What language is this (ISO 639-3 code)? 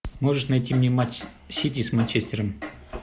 rus